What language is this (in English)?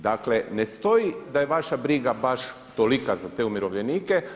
Croatian